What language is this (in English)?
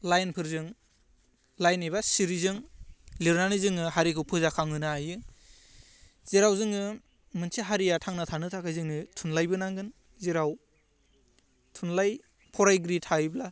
Bodo